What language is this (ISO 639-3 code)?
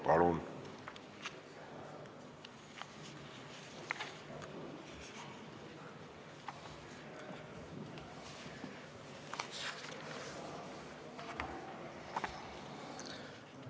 est